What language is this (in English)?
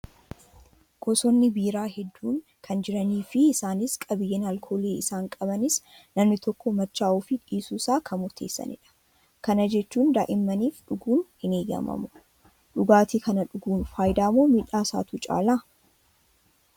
Oromo